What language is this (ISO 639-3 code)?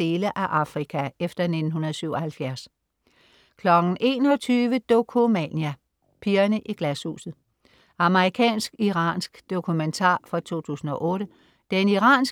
dan